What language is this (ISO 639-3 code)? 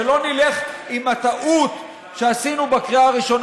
heb